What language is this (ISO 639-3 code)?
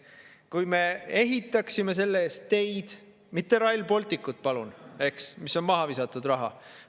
est